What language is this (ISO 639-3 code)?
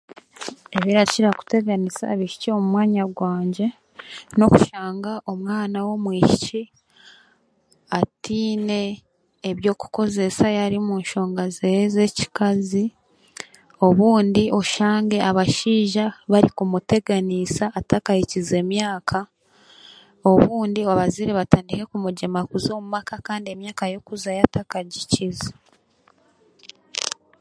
cgg